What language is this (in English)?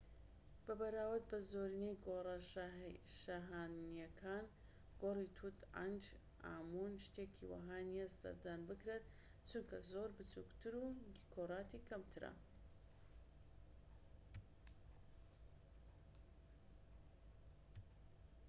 Central Kurdish